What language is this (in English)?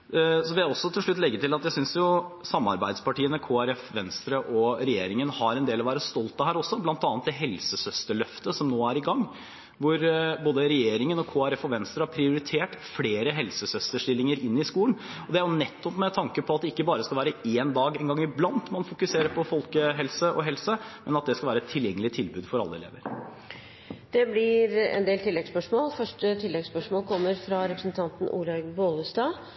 Norwegian